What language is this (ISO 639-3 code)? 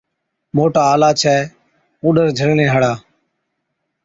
odk